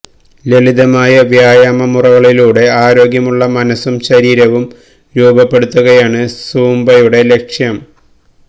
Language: Malayalam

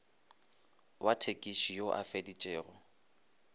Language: Northern Sotho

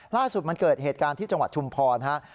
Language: Thai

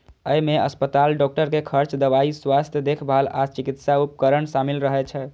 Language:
Maithili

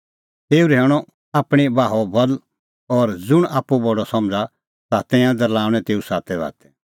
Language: Kullu Pahari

